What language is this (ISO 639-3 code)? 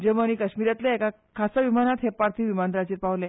kok